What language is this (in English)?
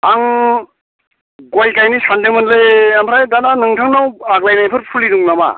Bodo